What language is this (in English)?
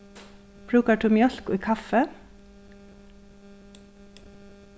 Faroese